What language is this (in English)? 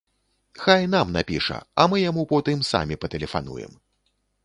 Belarusian